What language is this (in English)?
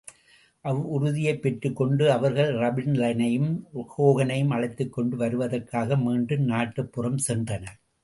Tamil